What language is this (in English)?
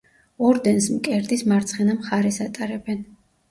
Georgian